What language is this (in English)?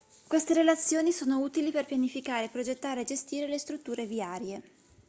Italian